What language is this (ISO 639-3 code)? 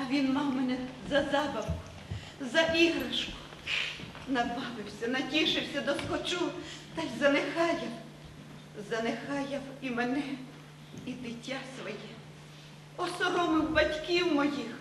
ukr